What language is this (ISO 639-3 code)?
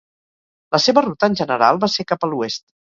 cat